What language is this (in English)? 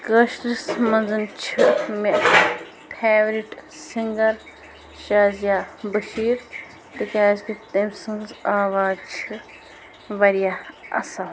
Kashmiri